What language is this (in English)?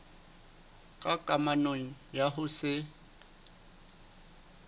Southern Sotho